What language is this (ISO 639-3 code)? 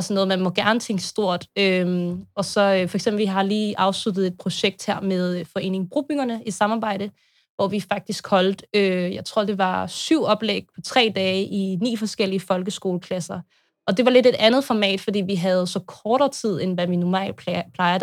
dan